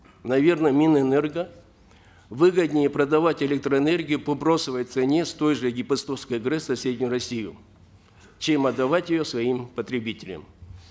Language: Kazakh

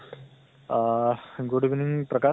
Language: Assamese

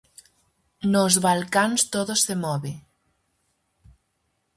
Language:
Galician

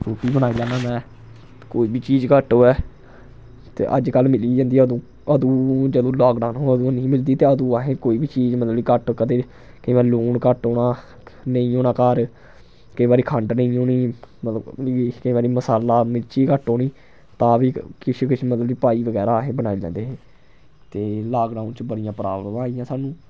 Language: Dogri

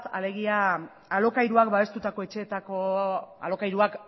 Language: Basque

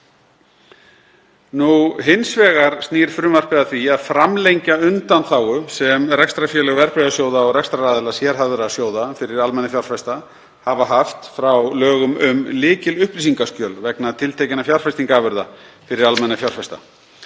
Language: Icelandic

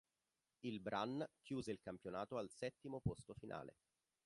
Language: Italian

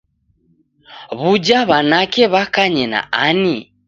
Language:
Taita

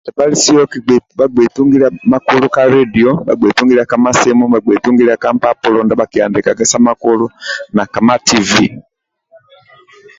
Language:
Amba (Uganda)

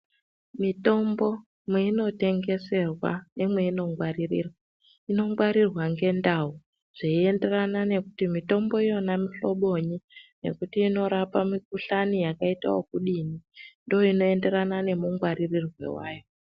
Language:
Ndau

